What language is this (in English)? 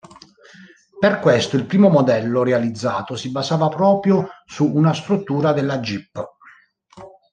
Italian